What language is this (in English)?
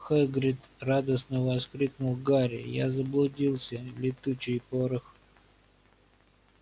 Russian